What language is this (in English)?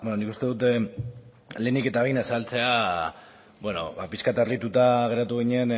Basque